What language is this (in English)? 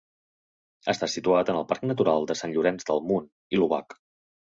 Catalan